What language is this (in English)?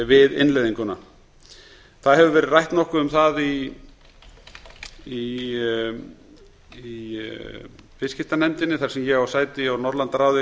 Icelandic